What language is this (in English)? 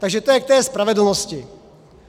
Czech